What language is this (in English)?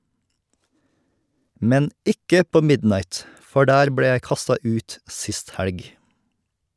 Norwegian